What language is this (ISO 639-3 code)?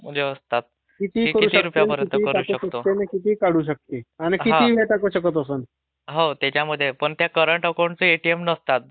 mar